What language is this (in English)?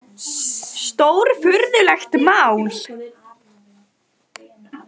Icelandic